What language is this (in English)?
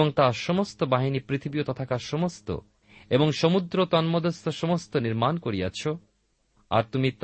Bangla